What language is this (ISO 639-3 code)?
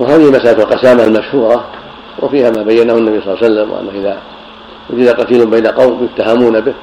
ara